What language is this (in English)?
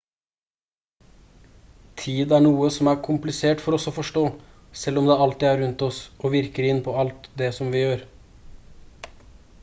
Norwegian Bokmål